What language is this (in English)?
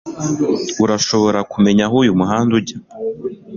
Kinyarwanda